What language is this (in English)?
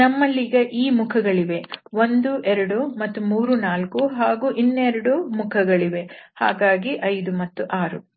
Kannada